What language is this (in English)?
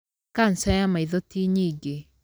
Kikuyu